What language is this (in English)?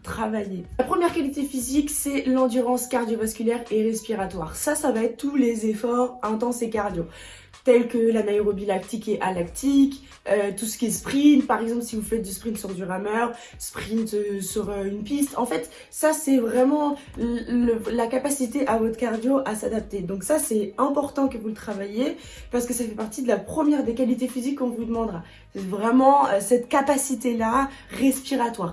French